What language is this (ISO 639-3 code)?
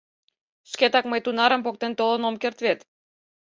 chm